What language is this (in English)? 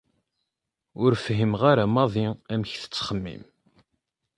Kabyle